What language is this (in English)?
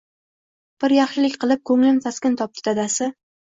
Uzbek